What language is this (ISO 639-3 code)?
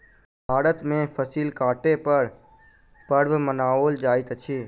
mai